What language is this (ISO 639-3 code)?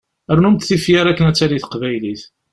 kab